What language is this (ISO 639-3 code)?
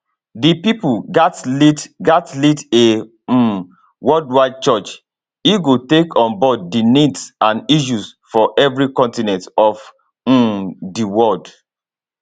pcm